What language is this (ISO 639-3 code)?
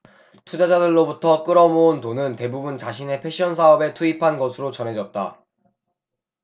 kor